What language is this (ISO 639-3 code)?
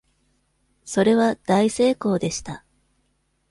jpn